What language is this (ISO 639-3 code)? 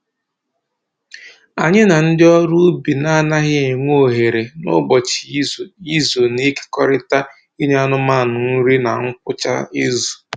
ibo